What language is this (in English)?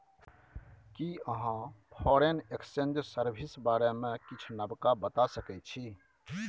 Maithili